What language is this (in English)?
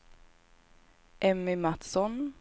Swedish